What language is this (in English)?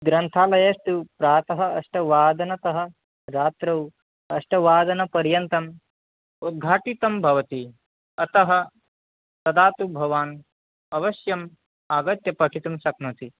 Sanskrit